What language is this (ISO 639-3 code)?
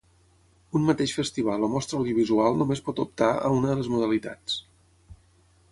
cat